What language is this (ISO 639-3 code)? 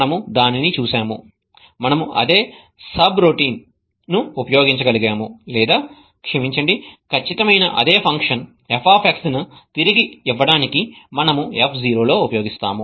tel